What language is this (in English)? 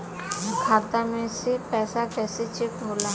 Bhojpuri